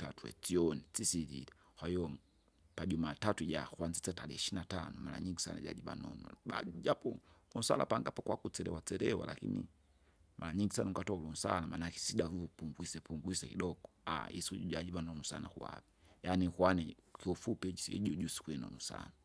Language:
Kinga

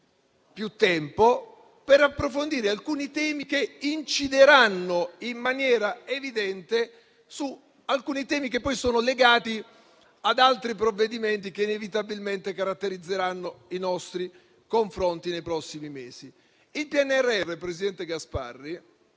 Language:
Italian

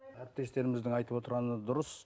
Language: Kazakh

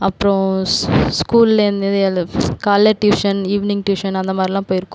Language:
Tamil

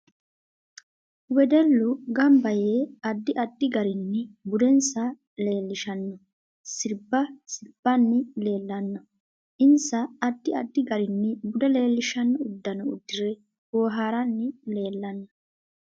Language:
Sidamo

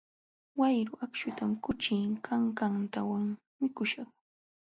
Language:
Jauja Wanca Quechua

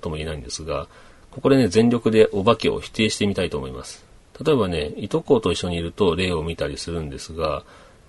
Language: Japanese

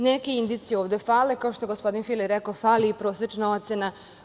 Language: Serbian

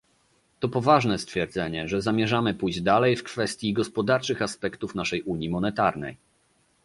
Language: Polish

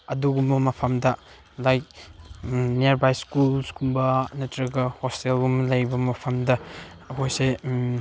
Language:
Manipuri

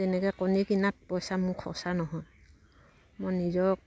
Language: Assamese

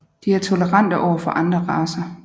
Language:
Danish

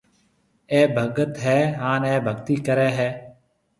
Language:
Marwari (Pakistan)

